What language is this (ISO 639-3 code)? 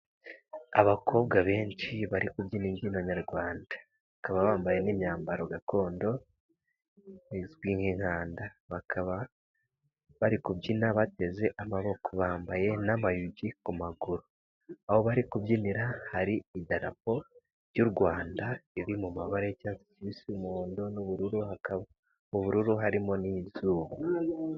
kin